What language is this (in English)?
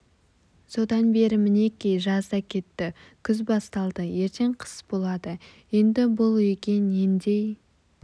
Kazakh